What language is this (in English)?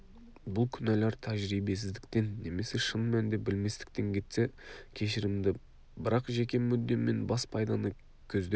Kazakh